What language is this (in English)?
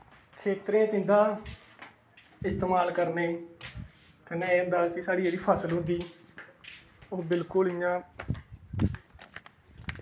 Dogri